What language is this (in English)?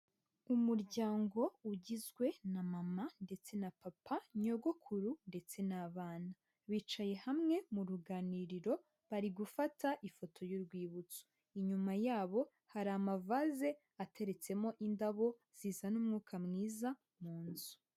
Kinyarwanda